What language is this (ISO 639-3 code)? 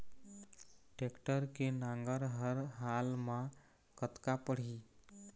hne